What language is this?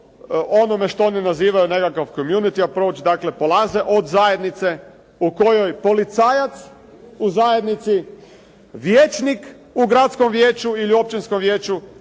Croatian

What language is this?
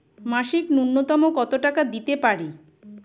Bangla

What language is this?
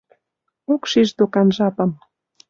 Mari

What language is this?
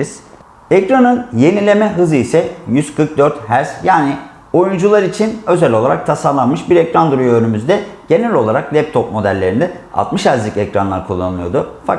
Turkish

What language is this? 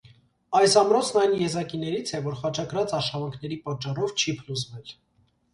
Armenian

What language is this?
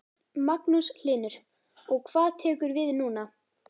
Icelandic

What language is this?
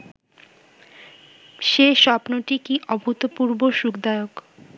Bangla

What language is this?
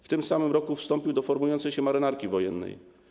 Polish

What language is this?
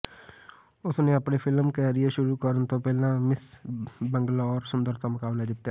Punjabi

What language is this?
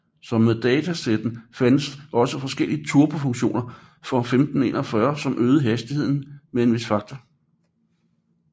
Danish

